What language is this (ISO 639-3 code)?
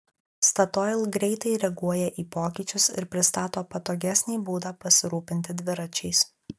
lit